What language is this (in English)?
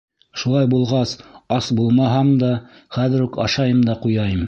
Bashkir